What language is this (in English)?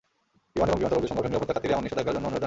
Bangla